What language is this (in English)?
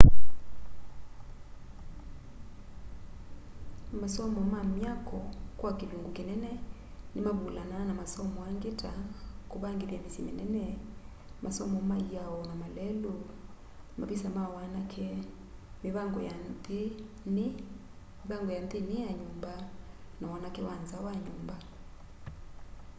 Kamba